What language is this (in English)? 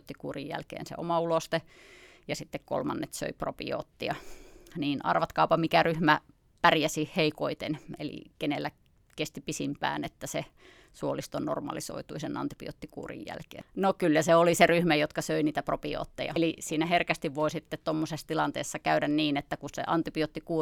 Finnish